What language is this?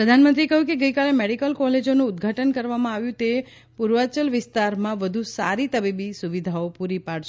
Gujarati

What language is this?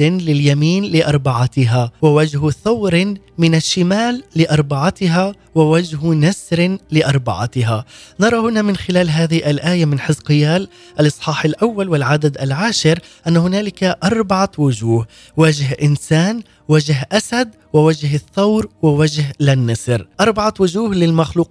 Arabic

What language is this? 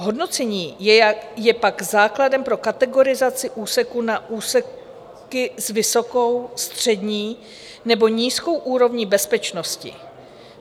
Czech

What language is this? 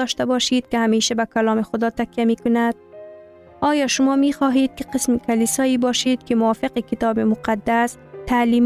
Persian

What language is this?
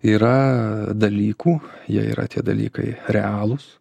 Lithuanian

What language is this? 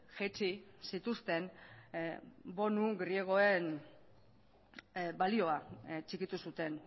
Basque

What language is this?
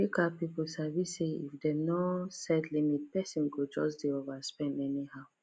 Nigerian Pidgin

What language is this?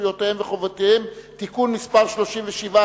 Hebrew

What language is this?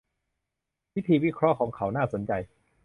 Thai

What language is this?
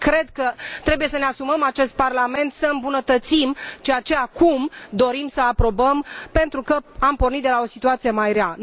Romanian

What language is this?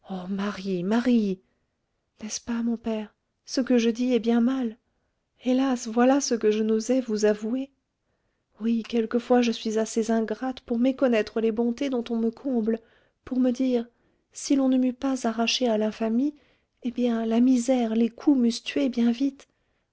French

